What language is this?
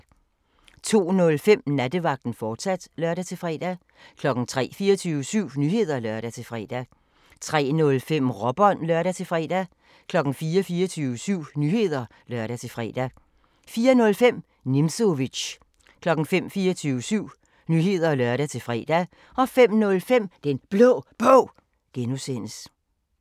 Danish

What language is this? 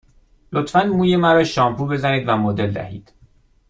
Persian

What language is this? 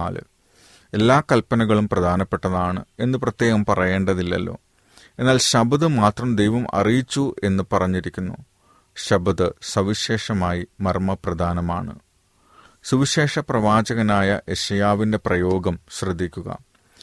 Malayalam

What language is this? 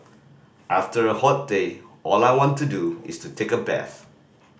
English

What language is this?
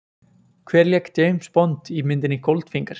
Icelandic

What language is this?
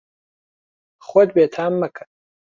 Central Kurdish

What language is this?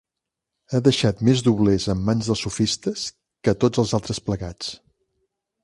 Catalan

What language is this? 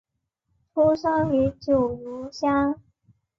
Chinese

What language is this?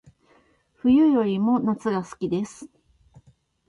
Japanese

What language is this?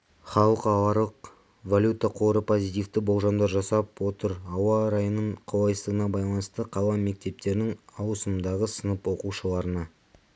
Kazakh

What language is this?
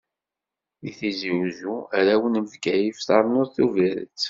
Kabyle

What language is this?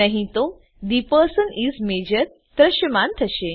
Gujarati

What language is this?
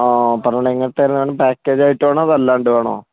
Malayalam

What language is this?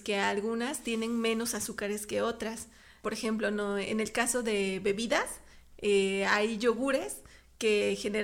Spanish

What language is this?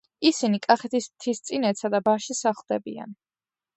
Georgian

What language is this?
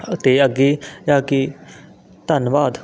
Punjabi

